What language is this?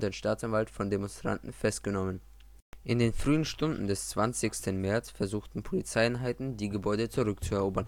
German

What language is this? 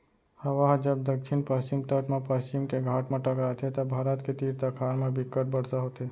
Chhattisgarhi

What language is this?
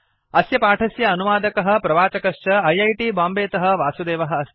Sanskrit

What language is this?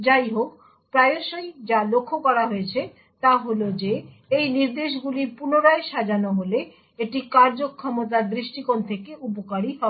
Bangla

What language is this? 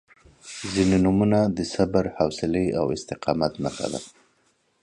Pashto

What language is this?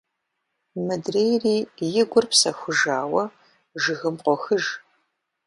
Kabardian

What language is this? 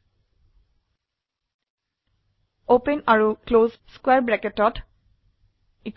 Assamese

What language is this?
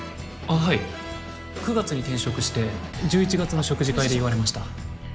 Japanese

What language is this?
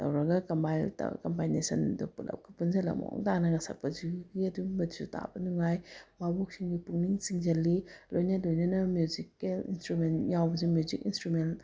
Manipuri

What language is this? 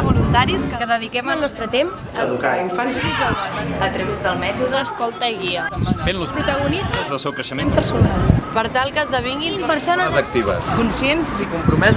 Catalan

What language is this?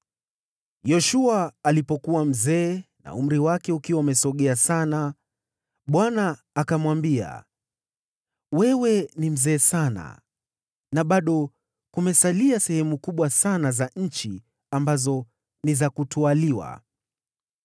Swahili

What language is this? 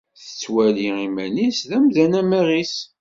Kabyle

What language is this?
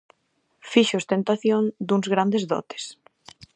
Galician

